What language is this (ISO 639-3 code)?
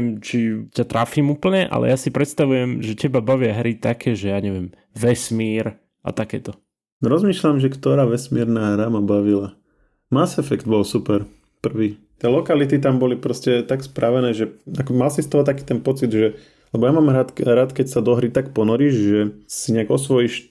slk